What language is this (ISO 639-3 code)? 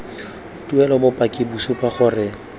tsn